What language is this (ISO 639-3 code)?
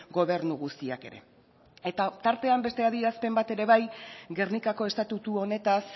eus